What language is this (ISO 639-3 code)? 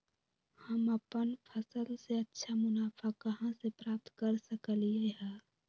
mag